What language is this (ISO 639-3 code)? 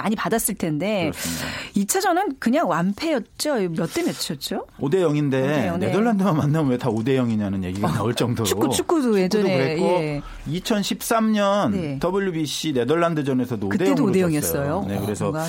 kor